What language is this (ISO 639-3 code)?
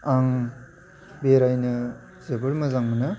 brx